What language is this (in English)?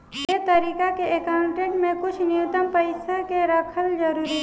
Bhojpuri